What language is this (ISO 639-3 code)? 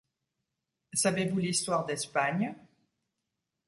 fra